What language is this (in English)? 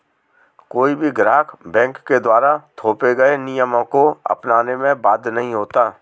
Hindi